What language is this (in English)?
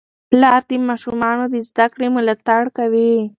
Pashto